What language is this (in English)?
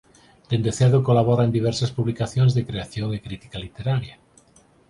Galician